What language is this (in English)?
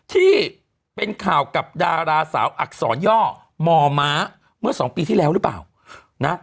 Thai